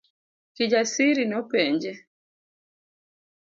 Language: Luo (Kenya and Tanzania)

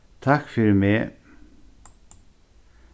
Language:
Faroese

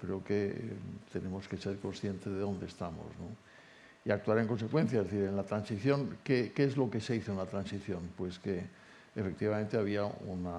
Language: Spanish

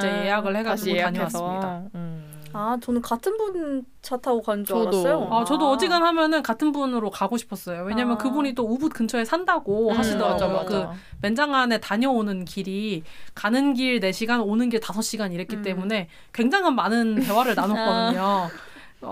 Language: Korean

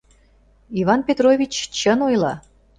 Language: Mari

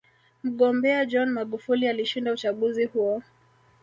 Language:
Swahili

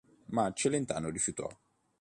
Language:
Italian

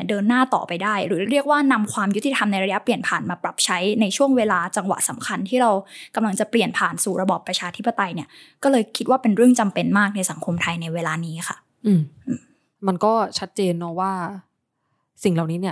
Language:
Thai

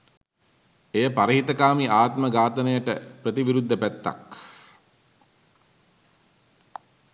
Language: Sinhala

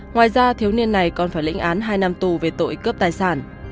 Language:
Vietnamese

